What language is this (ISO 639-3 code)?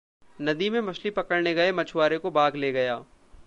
hin